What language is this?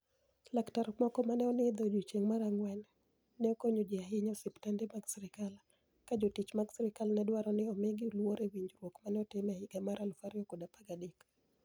Luo (Kenya and Tanzania)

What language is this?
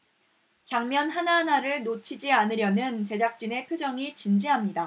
Korean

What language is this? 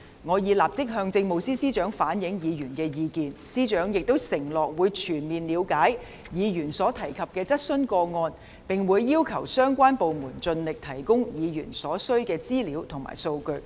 Cantonese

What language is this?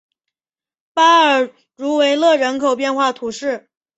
Chinese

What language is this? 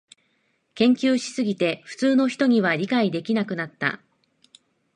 Japanese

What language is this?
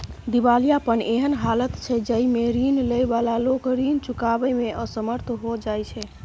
Maithili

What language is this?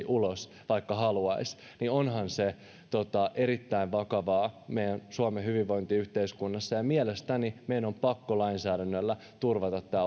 Finnish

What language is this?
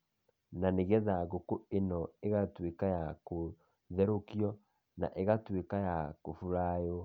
Kikuyu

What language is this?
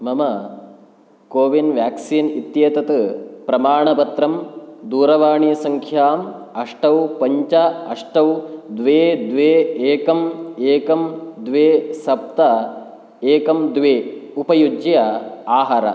Sanskrit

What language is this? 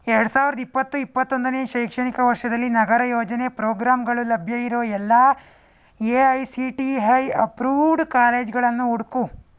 Kannada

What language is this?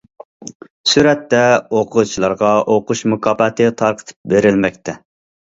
Uyghur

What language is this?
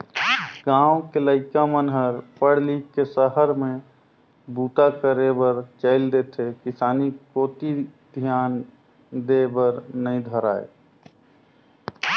Chhattisgarhi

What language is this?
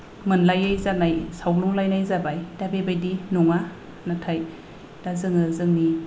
Bodo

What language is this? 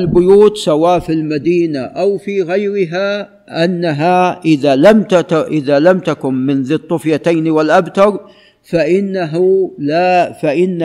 Arabic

